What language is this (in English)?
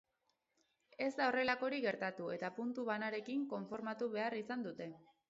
Basque